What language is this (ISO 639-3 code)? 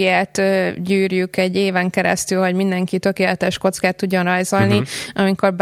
hun